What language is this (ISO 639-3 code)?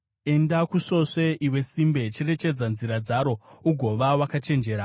sna